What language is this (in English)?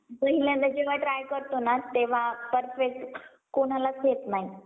Marathi